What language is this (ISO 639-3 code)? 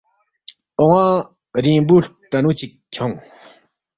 bft